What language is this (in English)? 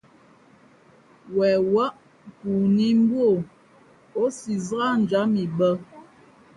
Fe'fe'